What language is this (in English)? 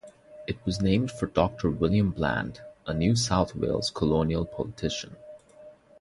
English